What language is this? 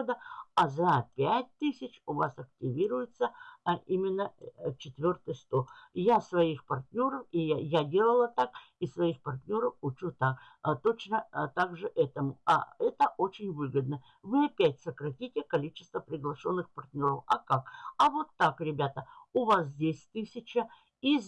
Russian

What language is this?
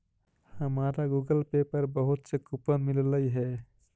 Magahi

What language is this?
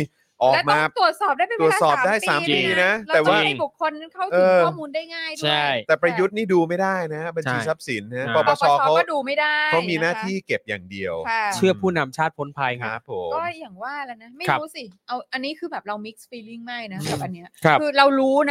Thai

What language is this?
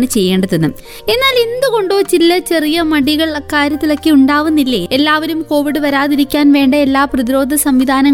Malayalam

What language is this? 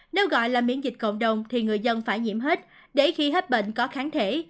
Vietnamese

